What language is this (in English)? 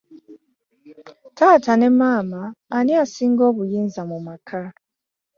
Ganda